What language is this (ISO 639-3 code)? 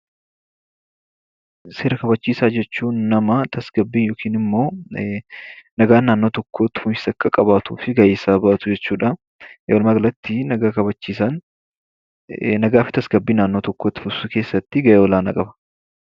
orm